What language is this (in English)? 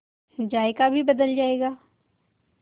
Hindi